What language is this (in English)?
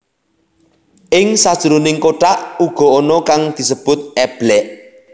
Javanese